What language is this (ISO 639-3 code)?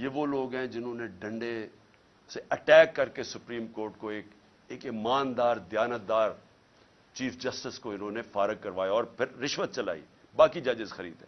urd